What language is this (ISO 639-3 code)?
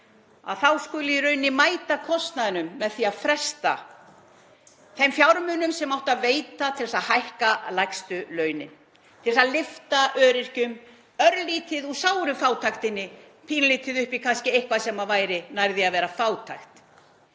isl